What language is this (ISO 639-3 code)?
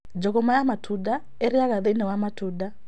kik